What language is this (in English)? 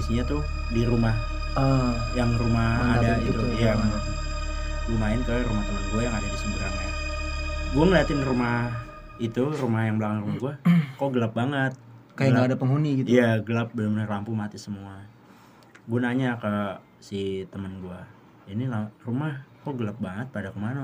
Indonesian